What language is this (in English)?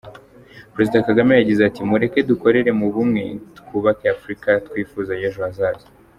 Kinyarwanda